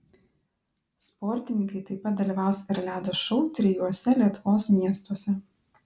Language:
Lithuanian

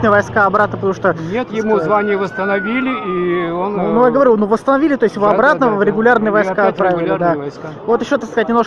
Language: Russian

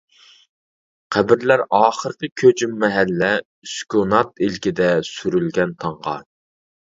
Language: Uyghur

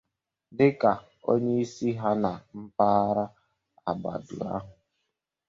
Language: Igbo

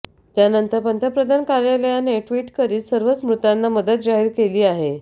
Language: Marathi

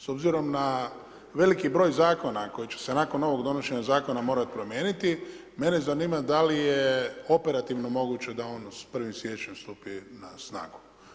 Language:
Croatian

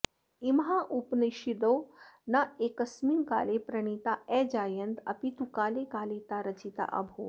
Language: Sanskrit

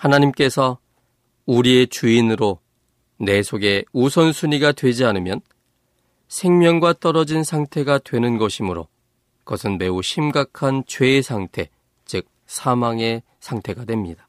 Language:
Korean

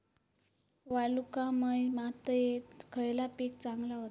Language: Marathi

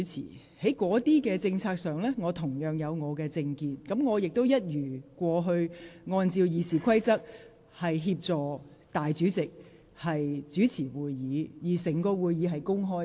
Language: Cantonese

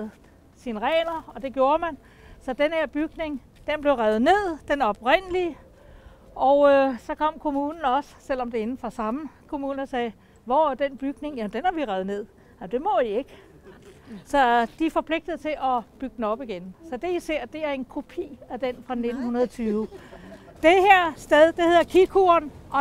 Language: Danish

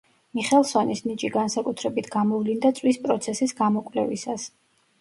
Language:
Georgian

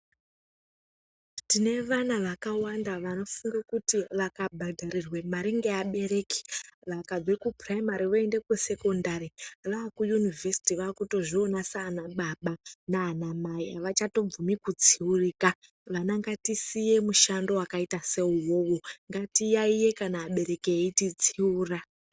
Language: Ndau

